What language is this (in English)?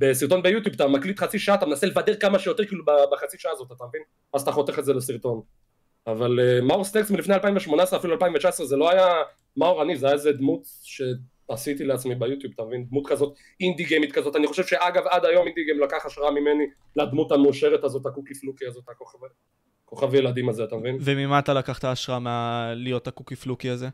Hebrew